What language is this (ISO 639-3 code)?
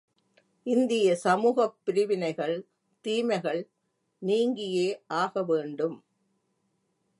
tam